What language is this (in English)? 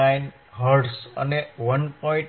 Gujarati